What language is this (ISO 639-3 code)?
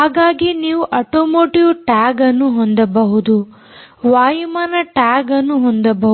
kan